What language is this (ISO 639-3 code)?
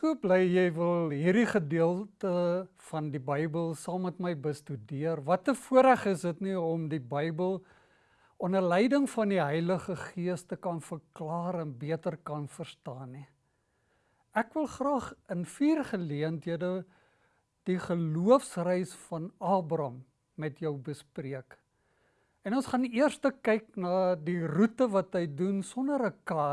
nld